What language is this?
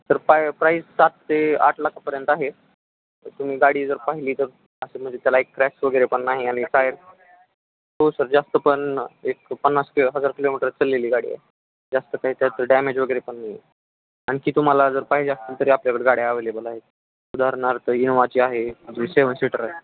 Marathi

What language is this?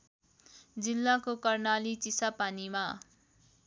Nepali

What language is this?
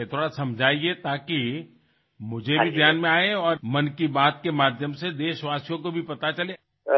Assamese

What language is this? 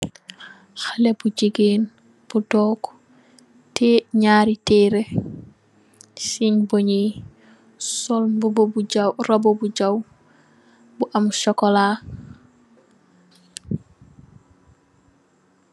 Wolof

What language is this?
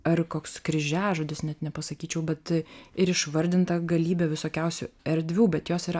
Lithuanian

